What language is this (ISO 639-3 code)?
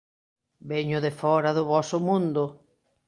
glg